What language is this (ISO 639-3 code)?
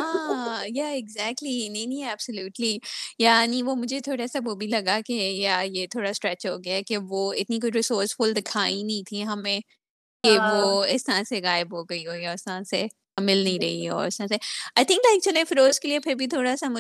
urd